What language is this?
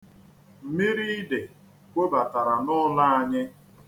Igbo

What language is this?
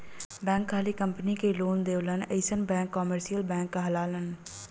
Bhojpuri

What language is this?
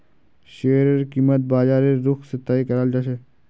Magahi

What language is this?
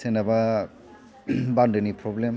Bodo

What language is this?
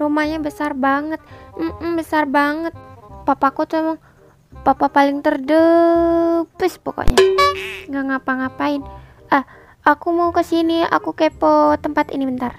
Indonesian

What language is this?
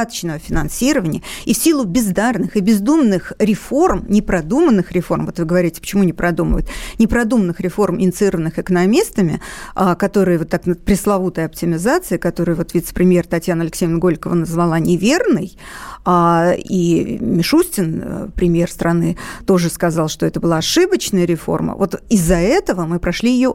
Russian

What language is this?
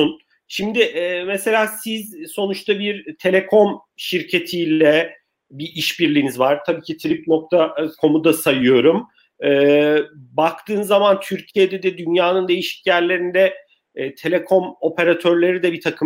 Turkish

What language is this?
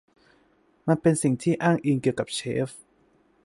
Thai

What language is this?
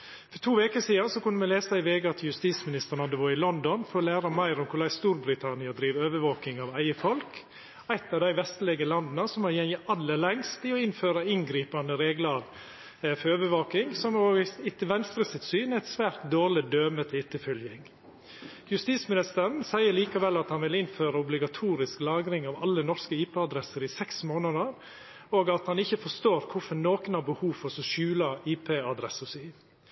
Norwegian Nynorsk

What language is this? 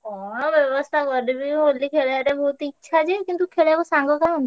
Odia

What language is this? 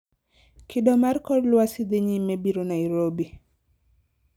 Luo (Kenya and Tanzania)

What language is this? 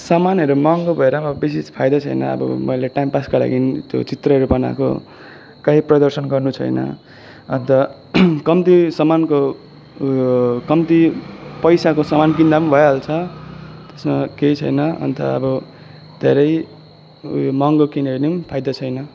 Nepali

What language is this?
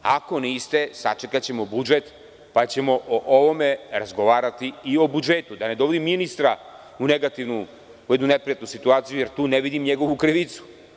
Serbian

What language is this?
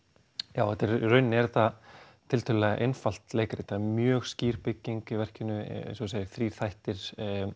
Icelandic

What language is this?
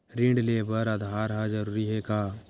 Chhattisgarhi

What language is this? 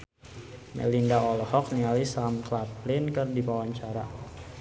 Sundanese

